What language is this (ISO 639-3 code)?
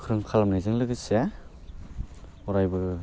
brx